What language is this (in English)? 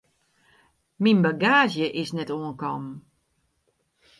Western Frisian